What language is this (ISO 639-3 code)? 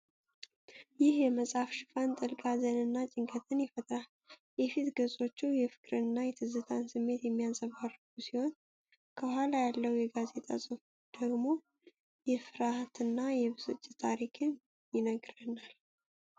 amh